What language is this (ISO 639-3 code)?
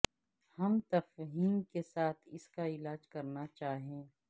urd